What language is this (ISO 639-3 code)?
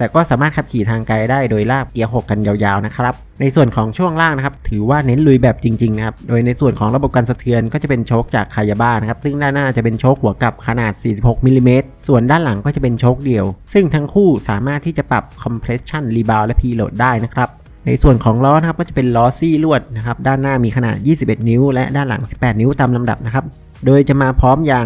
tha